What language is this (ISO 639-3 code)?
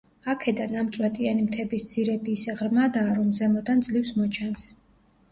kat